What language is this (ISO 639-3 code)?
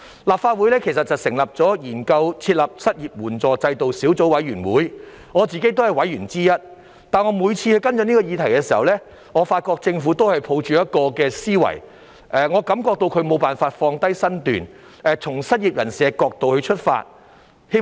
yue